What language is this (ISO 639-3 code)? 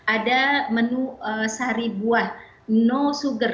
ind